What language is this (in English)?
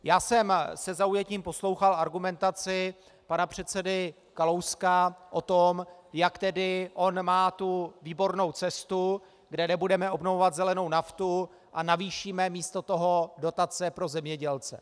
Czech